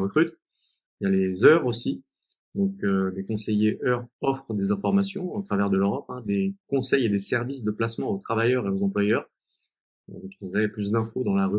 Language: French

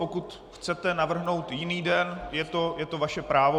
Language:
Czech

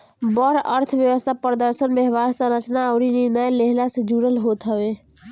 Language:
Bhojpuri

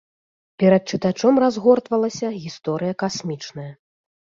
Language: Belarusian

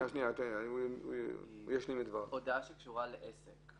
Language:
Hebrew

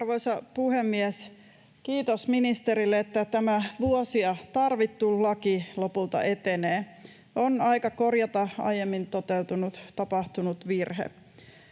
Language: Finnish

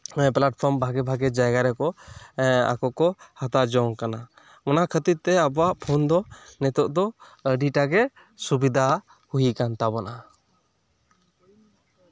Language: Santali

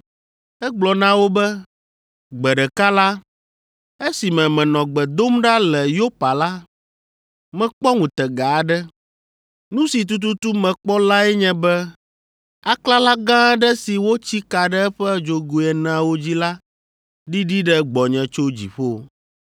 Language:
Ewe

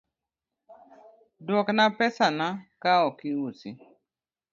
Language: Luo (Kenya and Tanzania)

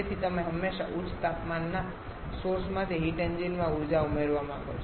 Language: Gujarati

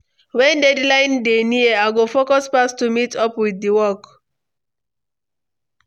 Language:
Nigerian Pidgin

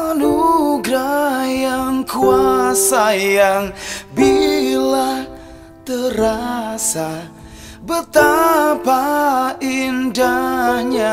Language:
Indonesian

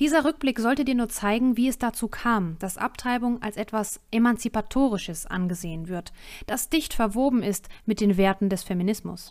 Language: German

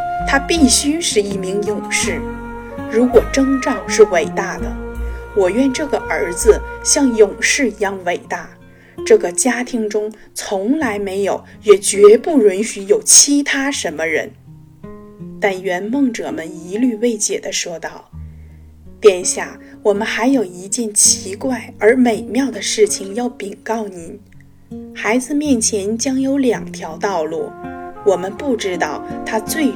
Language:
Chinese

